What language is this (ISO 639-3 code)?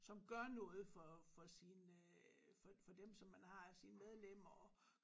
dan